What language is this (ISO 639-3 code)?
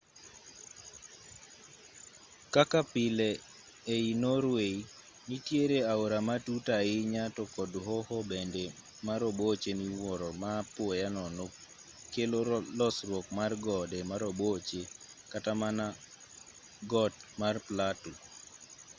luo